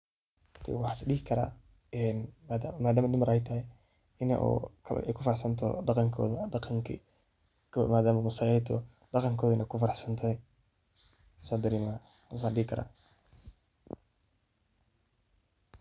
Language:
Somali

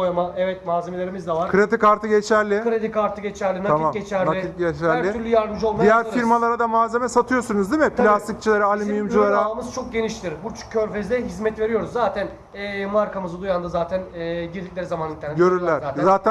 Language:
Turkish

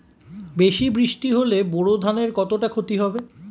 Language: Bangla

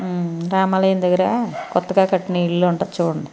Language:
Telugu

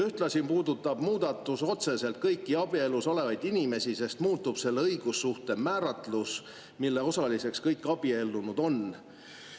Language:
Estonian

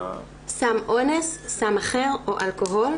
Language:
Hebrew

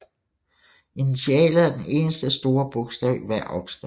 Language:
Danish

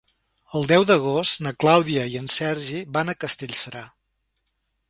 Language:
Catalan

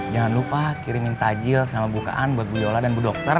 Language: Indonesian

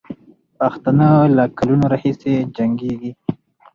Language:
Pashto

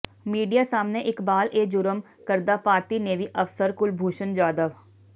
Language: Punjabi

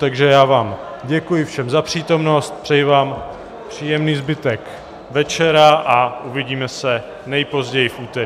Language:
Czech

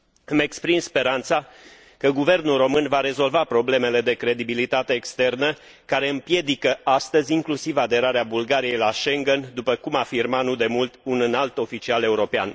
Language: Romanian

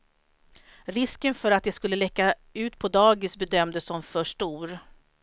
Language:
Swedish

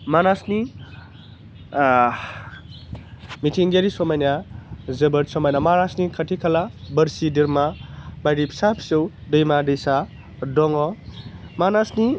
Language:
Bodo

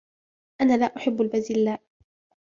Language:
Arabic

